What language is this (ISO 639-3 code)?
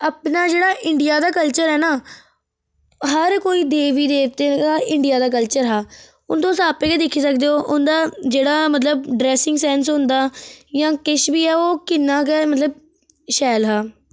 doi